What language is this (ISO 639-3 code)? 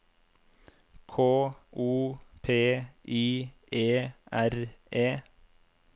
nor